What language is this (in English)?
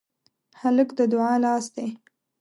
Pashto